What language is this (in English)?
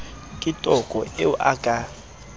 Southern Sotho